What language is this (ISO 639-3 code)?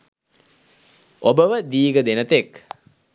sin